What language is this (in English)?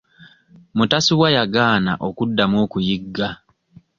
Ganda